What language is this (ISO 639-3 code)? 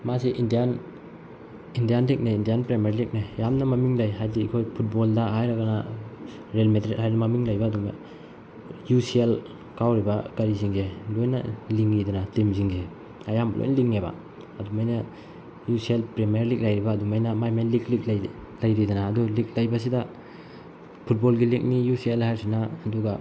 mni